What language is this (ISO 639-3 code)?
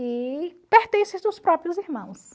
por